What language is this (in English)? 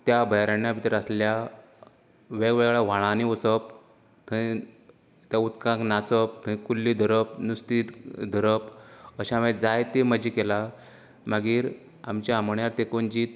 Konkani